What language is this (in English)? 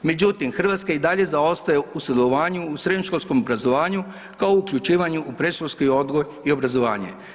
Croatian